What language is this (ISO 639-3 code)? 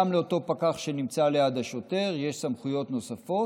heb